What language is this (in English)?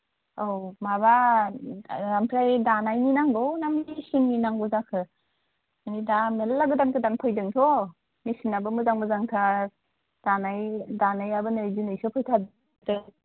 Bodo